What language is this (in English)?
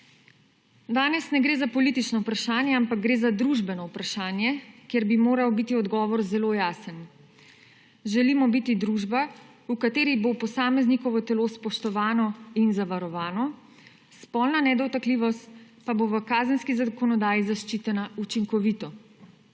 Slovenian